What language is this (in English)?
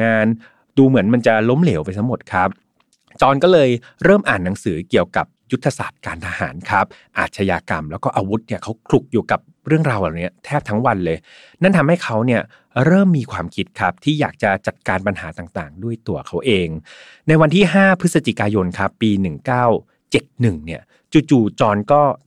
Thai